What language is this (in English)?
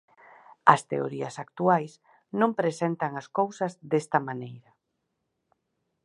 Galician